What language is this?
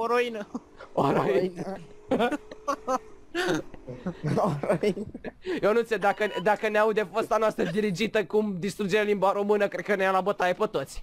Romanian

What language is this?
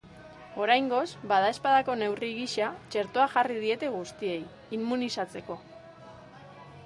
Basque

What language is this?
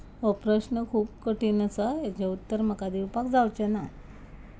Konkani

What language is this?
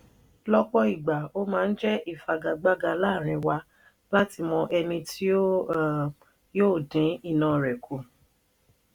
Yoruba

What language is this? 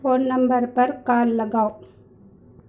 Urdu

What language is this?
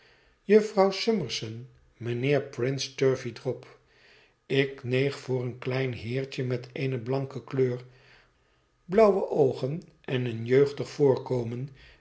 Dutch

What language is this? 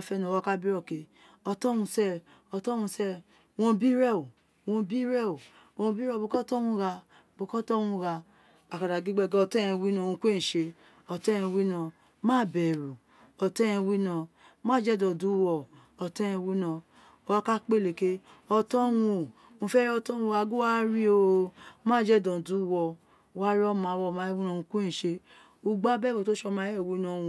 Isekiri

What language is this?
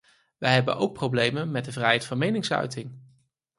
Dutch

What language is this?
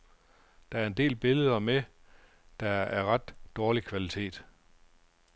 Danish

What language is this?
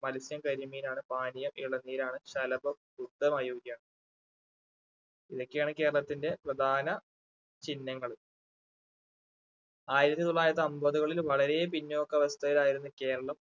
Malayalam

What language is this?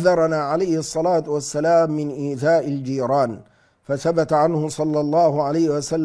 Arabic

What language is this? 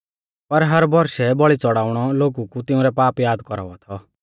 Mahasu Pahari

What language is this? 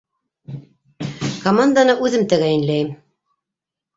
Bashkir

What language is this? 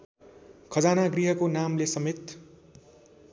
Nepali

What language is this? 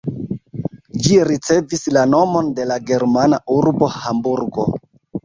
Esperanto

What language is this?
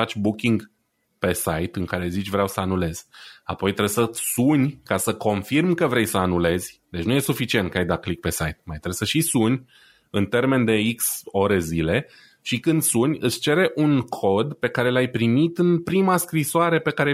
Romanian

